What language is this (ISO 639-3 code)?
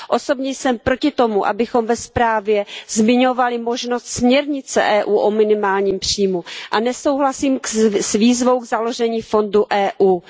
ces